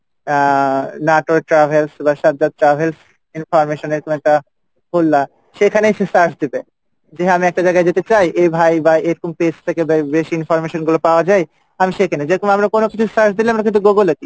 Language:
Bangla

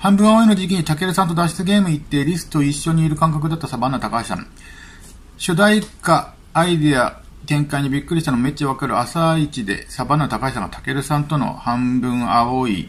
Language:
Japanese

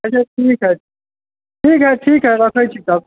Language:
Maithili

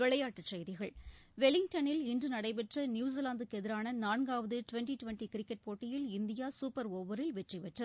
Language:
Tamil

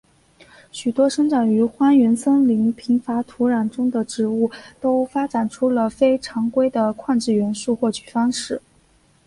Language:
Chinese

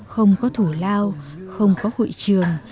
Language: Vietnamese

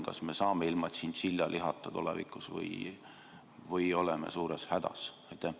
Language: Estonian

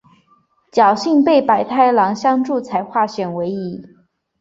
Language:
Chinese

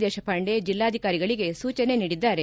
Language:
Kannada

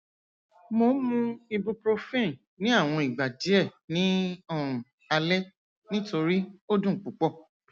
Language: Yoruba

